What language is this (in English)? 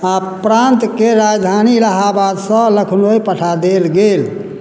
Maithili